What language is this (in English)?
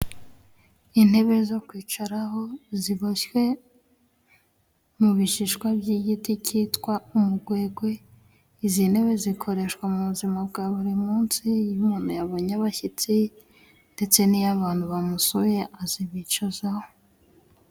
Kinyarwanda